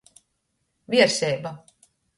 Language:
Latgalian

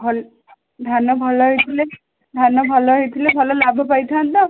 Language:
Odia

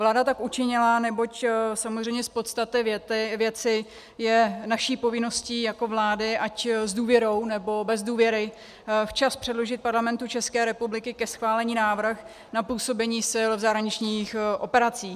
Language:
Czech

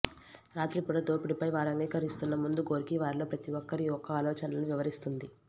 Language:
Telugu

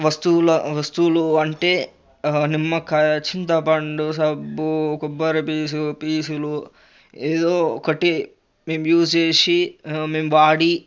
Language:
Telugu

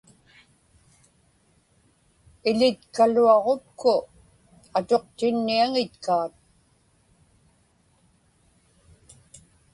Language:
Inupiaq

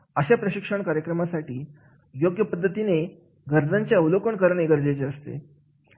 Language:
Marathi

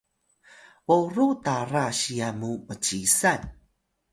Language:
Atayal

